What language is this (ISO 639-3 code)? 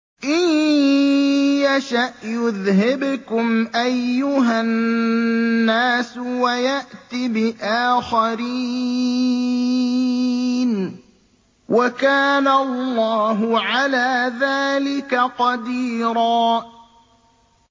ara